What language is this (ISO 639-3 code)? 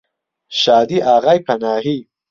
ckb